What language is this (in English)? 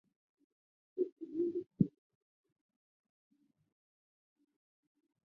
Chinese